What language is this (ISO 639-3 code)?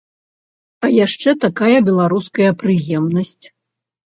bel